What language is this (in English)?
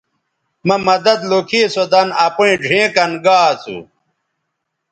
Bateri